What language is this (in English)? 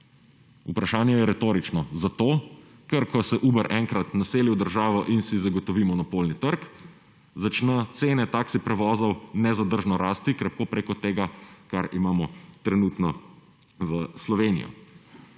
Slovenian